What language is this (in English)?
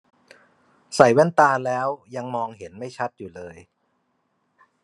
Thai